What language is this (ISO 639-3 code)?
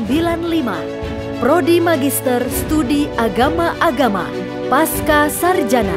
ind